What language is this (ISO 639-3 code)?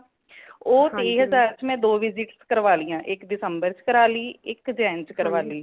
pan